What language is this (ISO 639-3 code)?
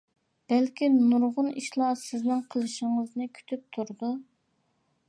uig